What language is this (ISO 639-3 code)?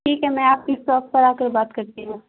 urd